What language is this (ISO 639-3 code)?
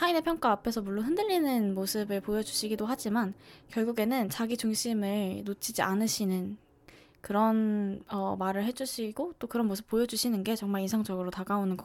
kor